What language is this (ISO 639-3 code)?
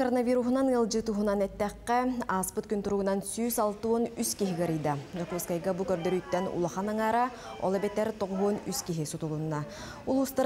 tur